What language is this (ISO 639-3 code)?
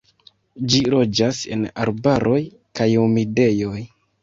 epo